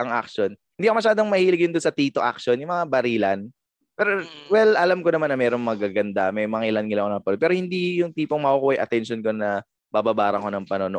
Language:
Filipino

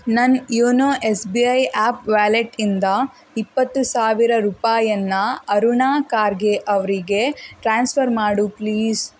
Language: Kannada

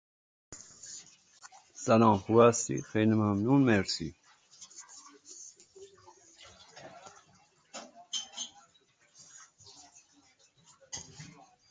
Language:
Persian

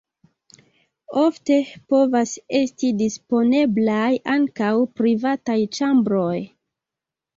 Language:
Esperanto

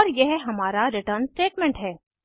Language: Hindi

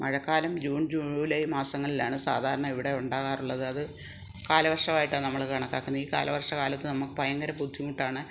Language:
Malayalam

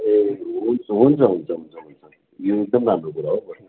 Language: Nepali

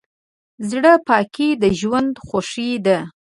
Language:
Pashto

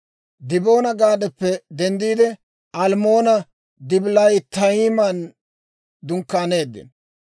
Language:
Dawro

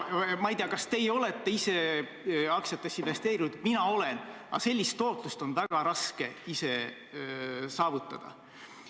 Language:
Estonian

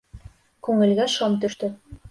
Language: Bashkir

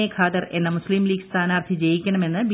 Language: Malayalam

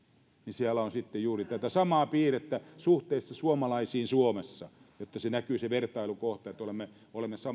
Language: Finnish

